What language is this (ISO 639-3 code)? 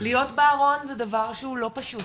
heb